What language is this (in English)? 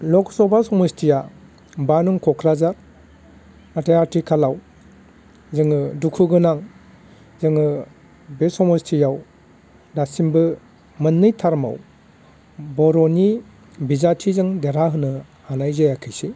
Bodo